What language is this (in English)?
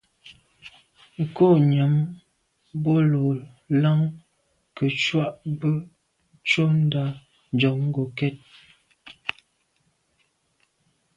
Medumba